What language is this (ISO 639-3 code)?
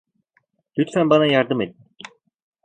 tur